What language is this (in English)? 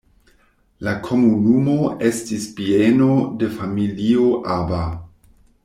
Esperanto